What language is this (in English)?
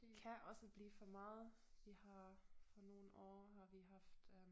Danish